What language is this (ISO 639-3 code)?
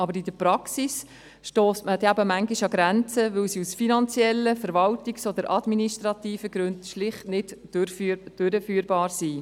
gsw